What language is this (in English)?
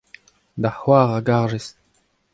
Breton